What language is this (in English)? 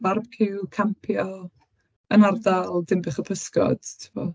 Welsh